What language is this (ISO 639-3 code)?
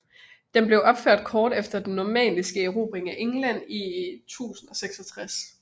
dan